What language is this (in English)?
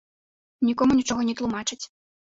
Belarusian